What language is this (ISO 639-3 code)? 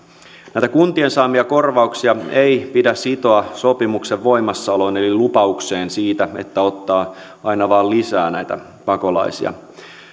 fin